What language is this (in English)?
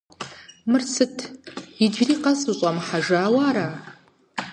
Kabardian